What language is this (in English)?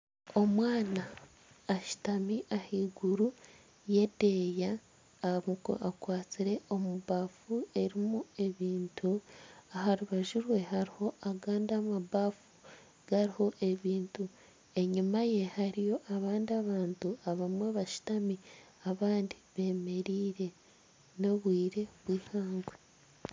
Nyankole